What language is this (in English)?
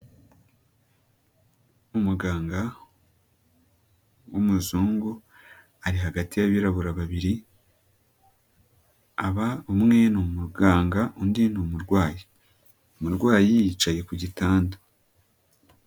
Kinyarwanda